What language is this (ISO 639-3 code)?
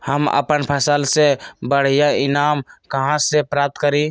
mag